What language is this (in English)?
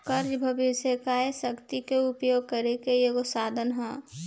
Bhojpuri